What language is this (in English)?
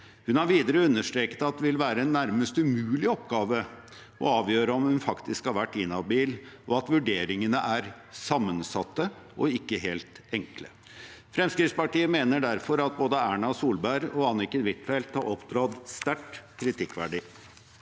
Norwegian